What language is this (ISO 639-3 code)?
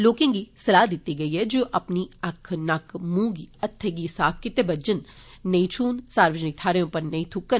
doi